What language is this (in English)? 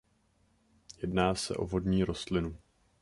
Czech